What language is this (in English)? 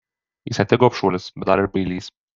Lithuanian